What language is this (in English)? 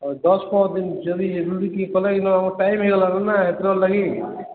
Odia